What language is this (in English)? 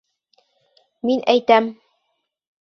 Bashkir